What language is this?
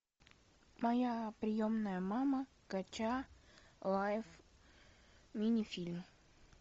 Russian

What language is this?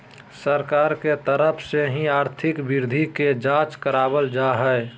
Magahi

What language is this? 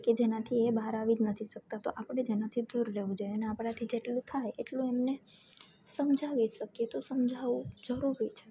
Gujarati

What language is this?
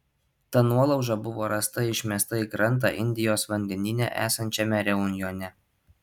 Lithuanian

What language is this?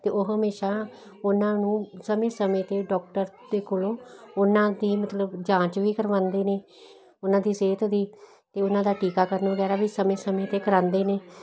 Punjabi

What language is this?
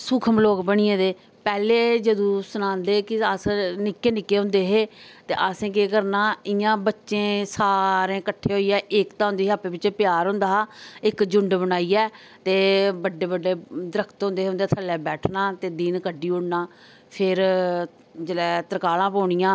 Dogri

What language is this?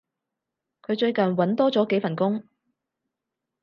Cantonese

